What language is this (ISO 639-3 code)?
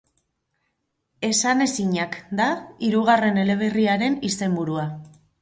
eus